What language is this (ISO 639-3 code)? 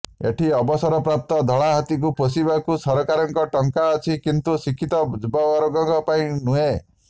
ori